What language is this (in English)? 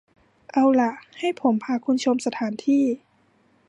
Thai